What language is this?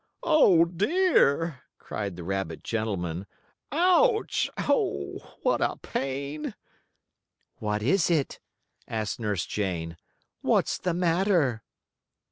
English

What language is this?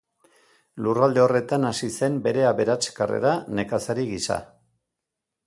Basque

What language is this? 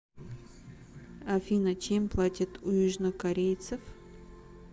Russian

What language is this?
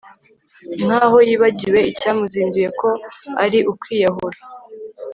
Kinyarwanda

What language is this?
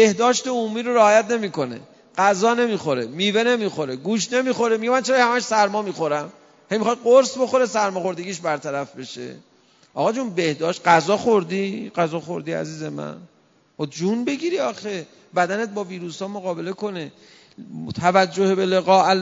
Persian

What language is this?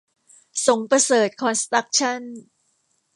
Thai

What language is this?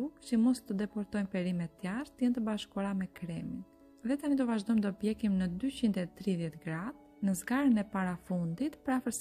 Romanian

